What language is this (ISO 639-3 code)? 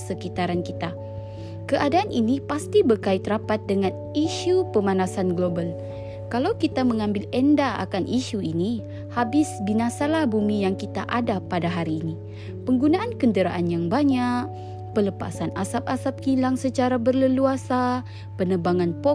msa